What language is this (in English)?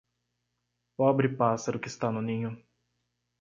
Portuguese